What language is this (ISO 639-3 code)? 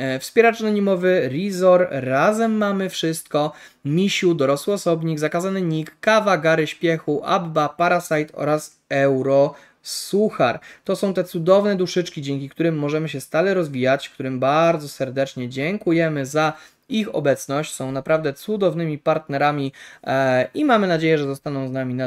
pol